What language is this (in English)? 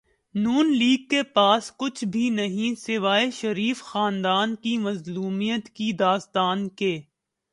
Urdu